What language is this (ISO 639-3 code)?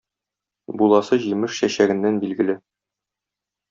tat